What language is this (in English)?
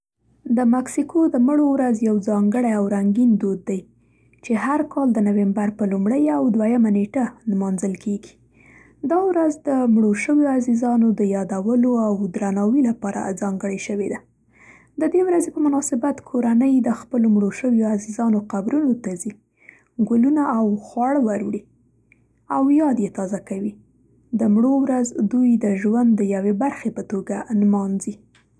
Central Pashto